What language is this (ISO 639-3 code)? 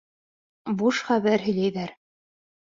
bak